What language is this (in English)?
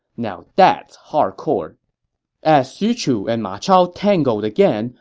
English